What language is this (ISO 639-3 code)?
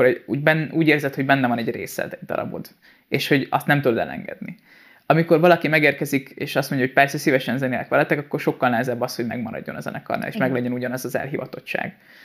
hun